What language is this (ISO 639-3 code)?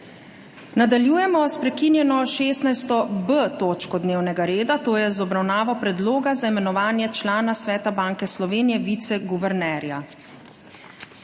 slv